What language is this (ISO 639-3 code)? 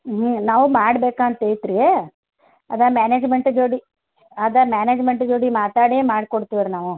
kan